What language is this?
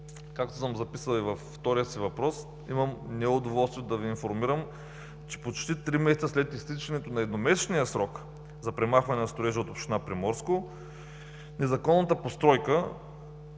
Bulgarian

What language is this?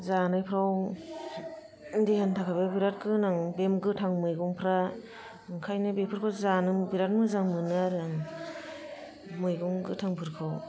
Bodo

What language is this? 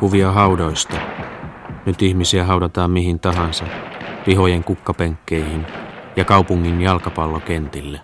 Finnish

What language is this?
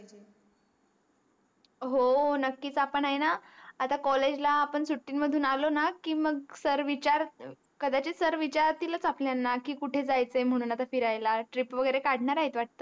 Marathi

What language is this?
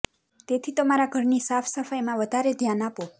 Gujarati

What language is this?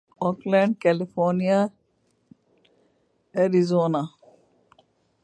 Urdu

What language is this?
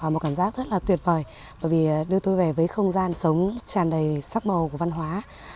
Vietnamese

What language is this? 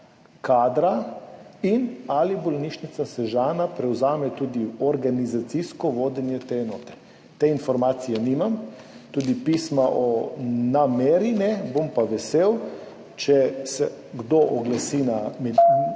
Slovenian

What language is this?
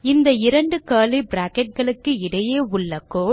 Tamil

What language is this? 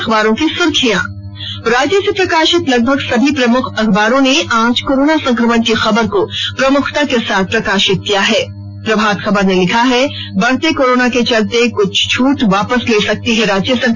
Hindi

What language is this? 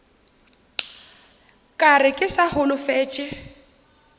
Northern Sotho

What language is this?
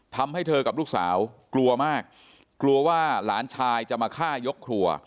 Thai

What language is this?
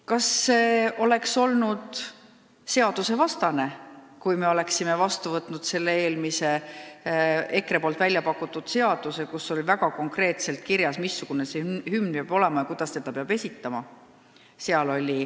Estonian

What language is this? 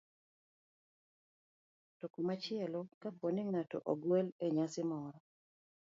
Luo (Kenya and Tanzania)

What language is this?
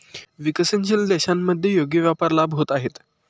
Marathi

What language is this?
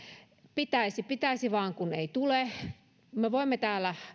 Finnish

